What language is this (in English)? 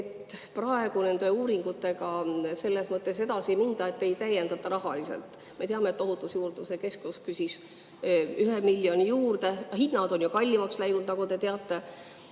Estonian